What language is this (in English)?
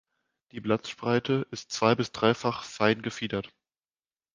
German